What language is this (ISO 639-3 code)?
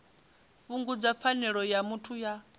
ven